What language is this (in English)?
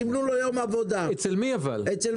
Hebrew